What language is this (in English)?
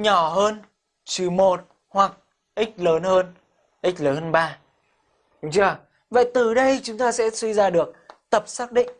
Vietnamese